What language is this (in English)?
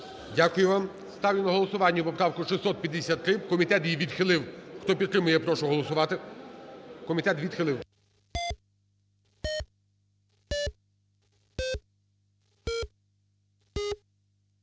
Ukrainian